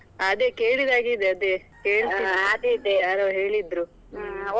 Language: Kannada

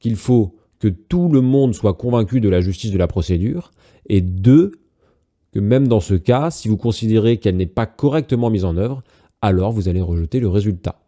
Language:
French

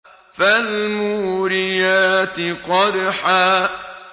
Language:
Arabic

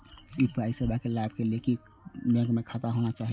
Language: Maithili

